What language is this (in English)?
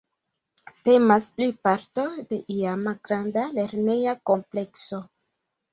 Esperanto